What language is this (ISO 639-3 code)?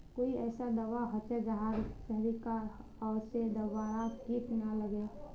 mag